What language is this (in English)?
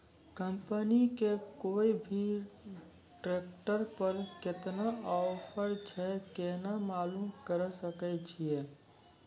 Maithili